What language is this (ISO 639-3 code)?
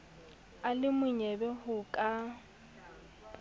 sot